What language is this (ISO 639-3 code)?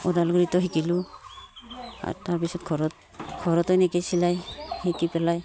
asm